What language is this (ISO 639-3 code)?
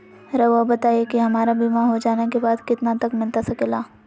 mag